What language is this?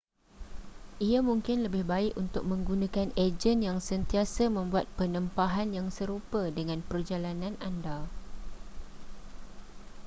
Malay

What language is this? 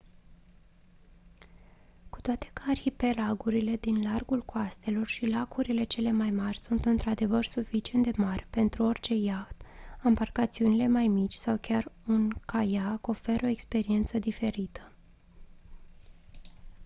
Romanian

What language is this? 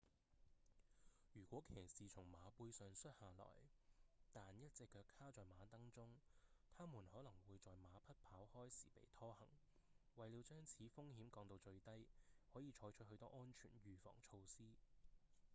Cantonese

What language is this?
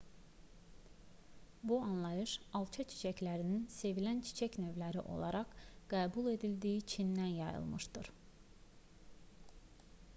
Azerbaijani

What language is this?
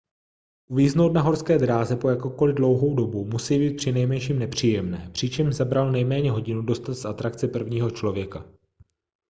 Czech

